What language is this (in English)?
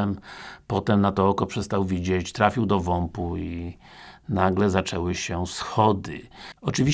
Polish